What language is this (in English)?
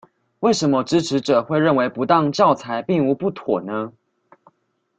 Chinese